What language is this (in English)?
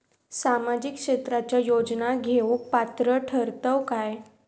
Marathi